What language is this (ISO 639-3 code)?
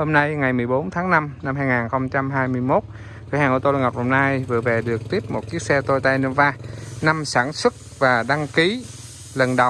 vie